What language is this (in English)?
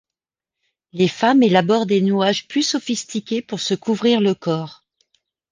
French